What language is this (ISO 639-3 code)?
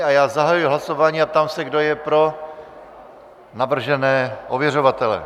ces